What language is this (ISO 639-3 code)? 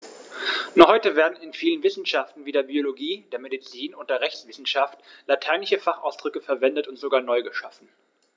deu